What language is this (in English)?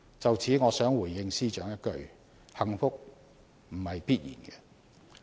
Cantonese